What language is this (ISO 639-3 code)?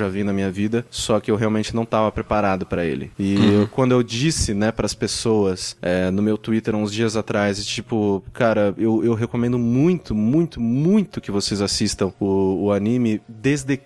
por